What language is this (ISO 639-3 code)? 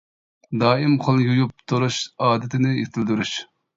uig